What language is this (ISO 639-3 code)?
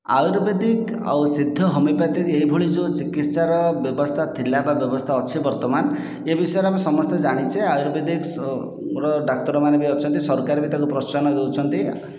ori